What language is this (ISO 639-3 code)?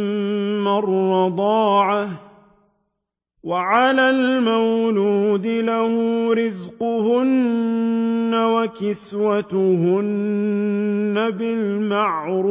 ara